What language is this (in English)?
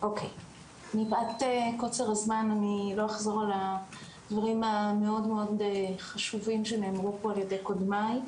Hebrew